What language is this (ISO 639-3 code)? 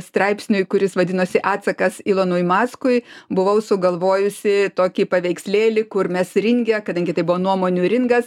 lit